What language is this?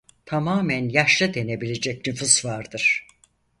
Turkish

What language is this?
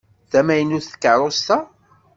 Kabyle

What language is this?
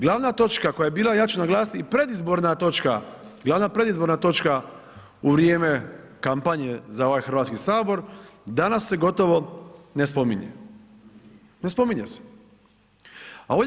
Croatian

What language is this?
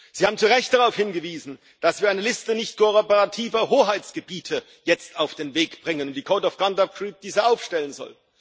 German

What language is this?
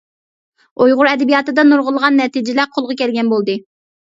Uyghur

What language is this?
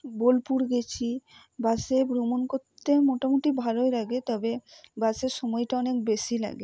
Bangla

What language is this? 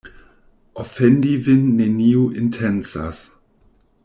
Esperanto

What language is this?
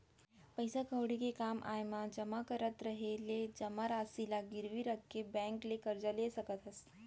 Chhattisgarhi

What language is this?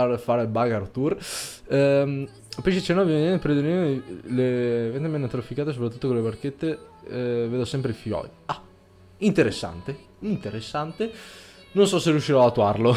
Italian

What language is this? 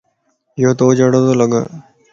Lasi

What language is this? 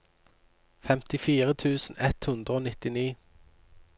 Norwegian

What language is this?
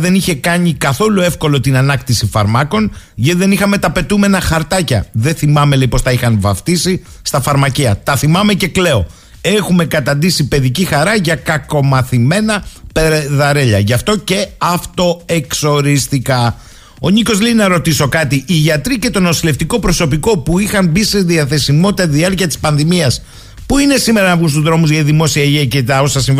Greek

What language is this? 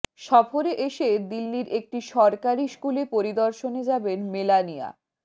Bangla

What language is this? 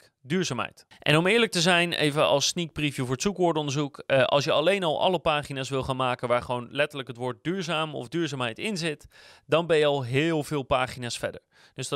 Dutch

